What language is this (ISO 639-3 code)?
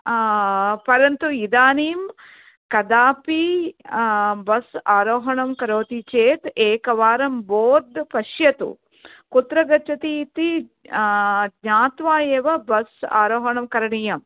san